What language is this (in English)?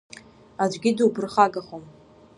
Abkhazian